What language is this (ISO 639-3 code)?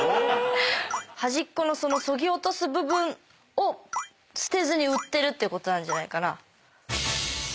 jpn